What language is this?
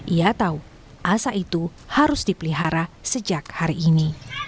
Indonesian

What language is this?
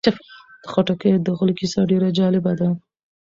Pashto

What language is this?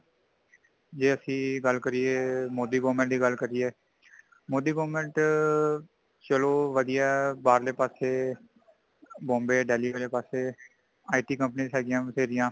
Punjabi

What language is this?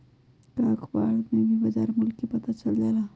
Magahi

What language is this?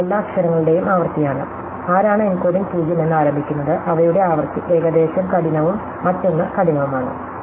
Malayalam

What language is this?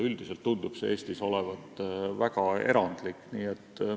Estonian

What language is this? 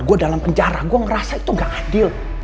Indonesian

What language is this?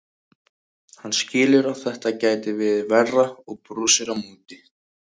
Icelandic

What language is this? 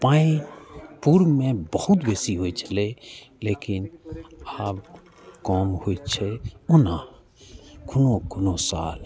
Maithili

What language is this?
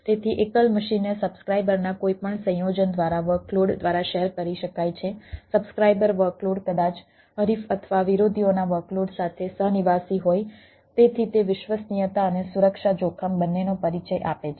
Gujarati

